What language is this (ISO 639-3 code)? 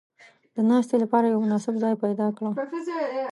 pus